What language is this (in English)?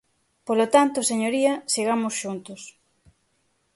Galician